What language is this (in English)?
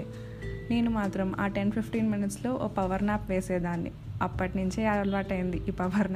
Telugu